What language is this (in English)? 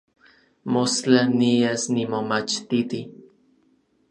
Orizaba Nahuatl